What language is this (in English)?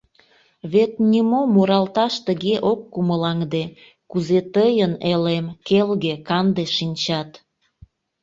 Mari